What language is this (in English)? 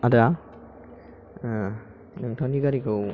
Bodo